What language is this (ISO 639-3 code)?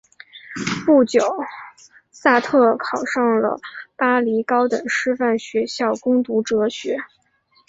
zho